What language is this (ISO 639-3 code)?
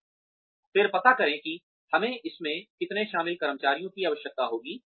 hin